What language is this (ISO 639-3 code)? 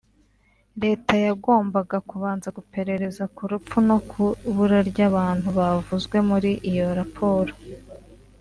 kin